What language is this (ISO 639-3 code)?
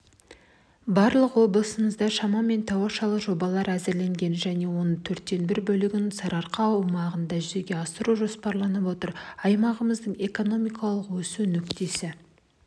kaz